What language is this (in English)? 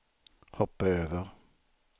Swedish